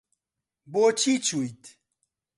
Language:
Central Kurdish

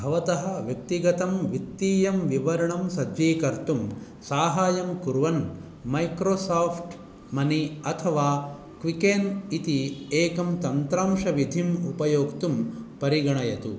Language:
Sanskrit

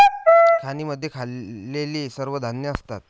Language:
Marathi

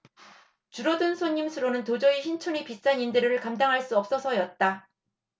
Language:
Korean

